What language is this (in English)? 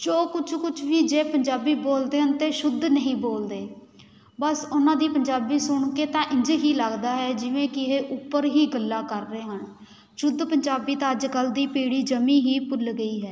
Punjabi